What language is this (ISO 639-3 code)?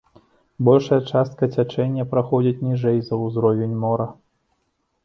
bel